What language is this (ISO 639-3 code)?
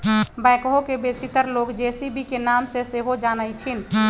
mag